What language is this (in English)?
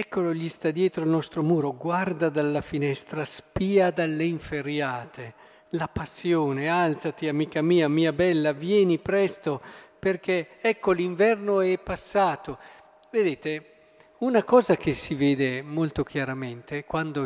Italian